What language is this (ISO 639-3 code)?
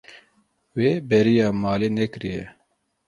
kur